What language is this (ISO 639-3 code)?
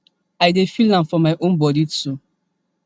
pcm